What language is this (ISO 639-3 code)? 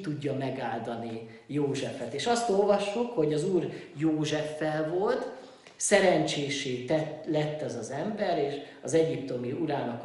hun